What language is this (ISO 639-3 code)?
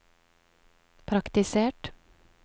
nor